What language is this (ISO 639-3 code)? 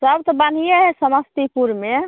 mai